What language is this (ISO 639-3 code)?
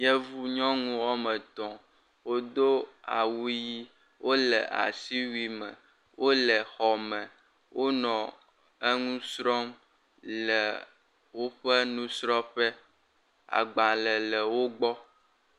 ewe